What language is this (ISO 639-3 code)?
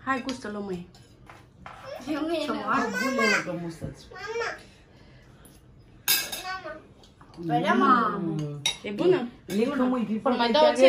ron